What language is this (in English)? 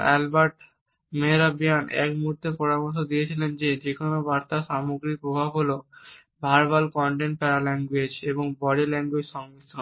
Bangla